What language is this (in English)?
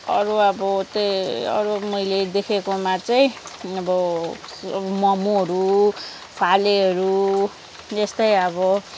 Nepali